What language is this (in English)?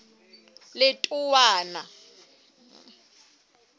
Southern Sotho